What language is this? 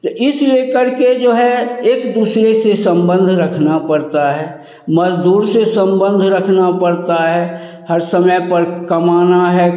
Hindi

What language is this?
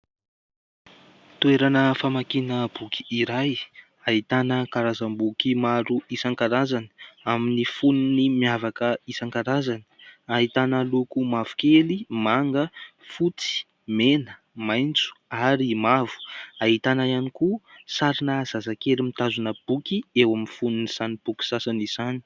Malagasy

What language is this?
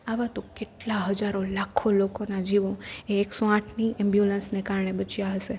Gujarati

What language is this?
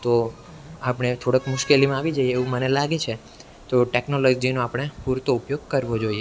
Gujarati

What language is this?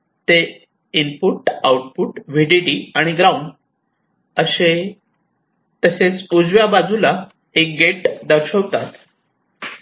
Marathi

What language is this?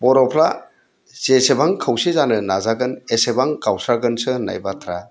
Bodo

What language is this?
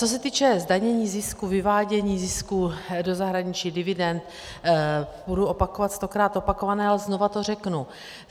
Czech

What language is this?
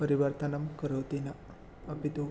Sanskrit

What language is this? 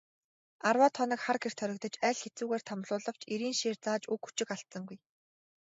Mongolian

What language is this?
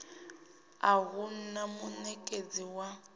Venda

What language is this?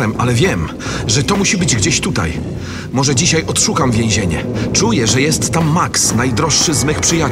Polish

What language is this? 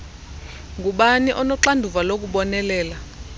Xhosa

